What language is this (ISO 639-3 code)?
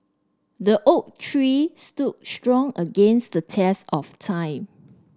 eng